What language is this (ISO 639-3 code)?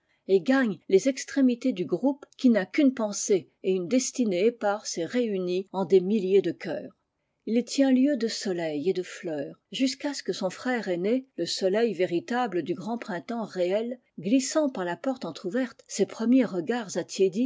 fra